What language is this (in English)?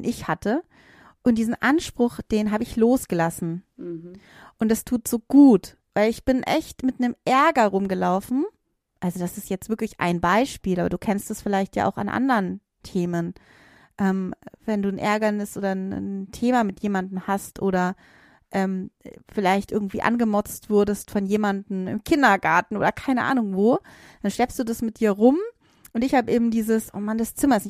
German